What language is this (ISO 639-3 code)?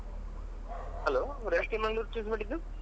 kan